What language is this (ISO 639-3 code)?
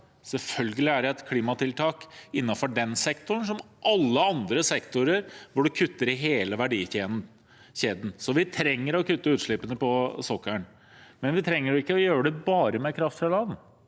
nor